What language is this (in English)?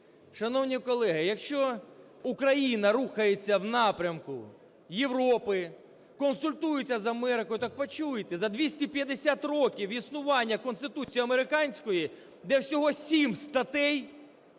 Ukrainian